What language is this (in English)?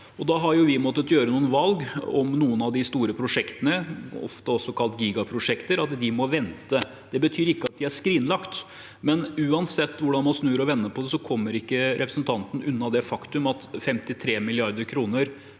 Norwegian